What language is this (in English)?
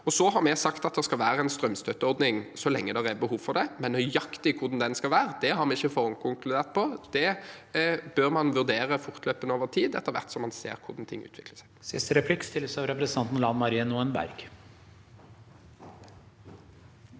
Norwegian